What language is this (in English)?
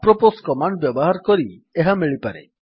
Odia